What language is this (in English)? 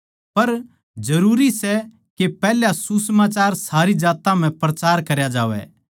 Haryanvi